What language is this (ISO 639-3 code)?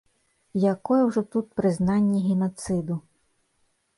bel